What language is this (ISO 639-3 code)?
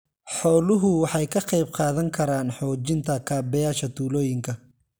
som